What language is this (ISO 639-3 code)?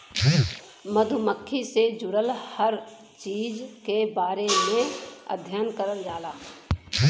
bho